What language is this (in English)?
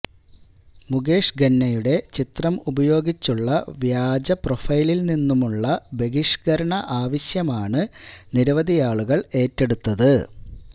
Malayalam